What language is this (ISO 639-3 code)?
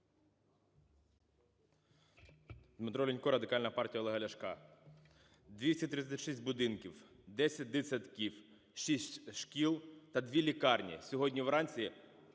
ukr